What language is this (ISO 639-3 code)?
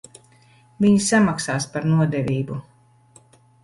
lav